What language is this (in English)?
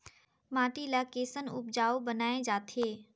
Chhattisgarhi